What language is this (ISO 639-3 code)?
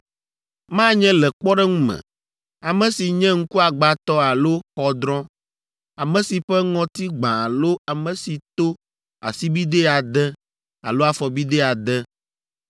ewe